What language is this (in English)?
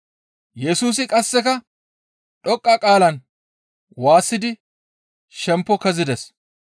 Gamo